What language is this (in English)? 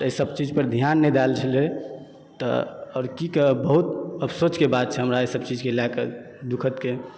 Maithili